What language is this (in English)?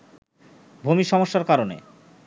Bangla